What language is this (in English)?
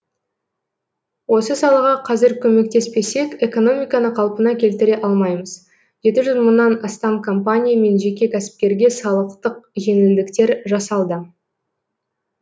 Kazakh